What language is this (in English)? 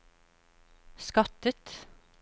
Norwegian